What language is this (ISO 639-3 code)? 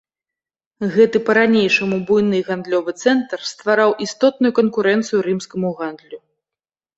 bel